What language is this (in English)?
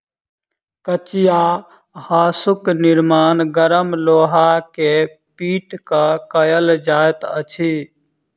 Maithili